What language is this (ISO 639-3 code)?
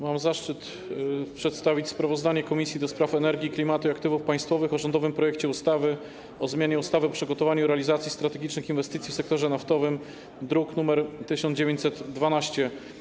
pol